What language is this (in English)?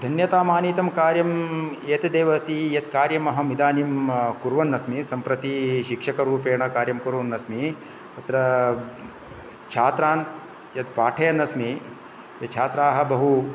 Sanskrit